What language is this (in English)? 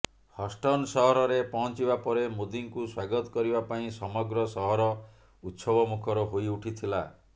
Odia